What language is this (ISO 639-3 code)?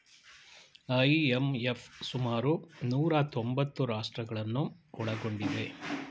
kan